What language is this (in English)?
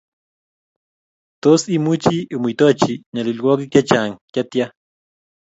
Kalenjin